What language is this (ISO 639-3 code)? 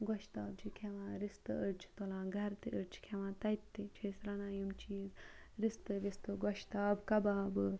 kas